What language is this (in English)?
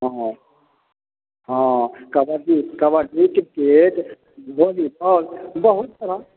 Maithili